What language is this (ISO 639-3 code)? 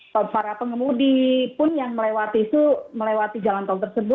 ind